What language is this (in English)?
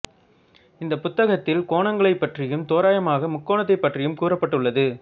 Tamil